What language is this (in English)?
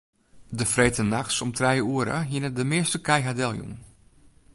Western Frisian